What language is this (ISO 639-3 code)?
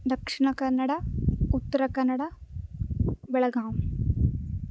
san